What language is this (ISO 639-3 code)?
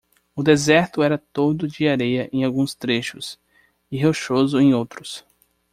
por